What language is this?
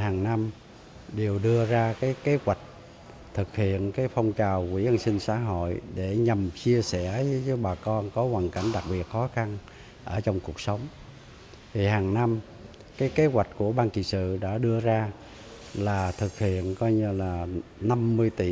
Vietnamese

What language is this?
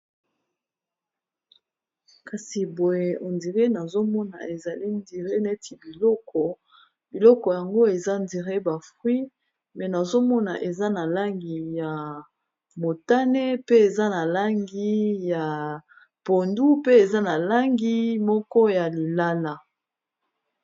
Lingala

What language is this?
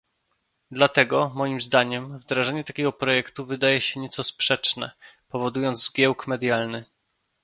Polish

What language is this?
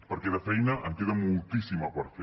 Catalan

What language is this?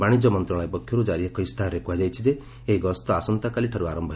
Odia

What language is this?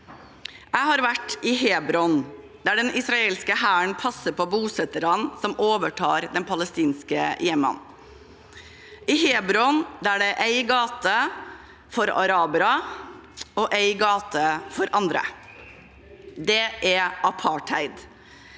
Norwegian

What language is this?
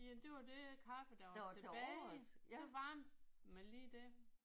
Danish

